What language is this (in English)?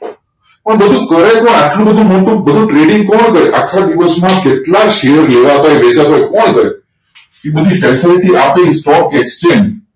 Gujarati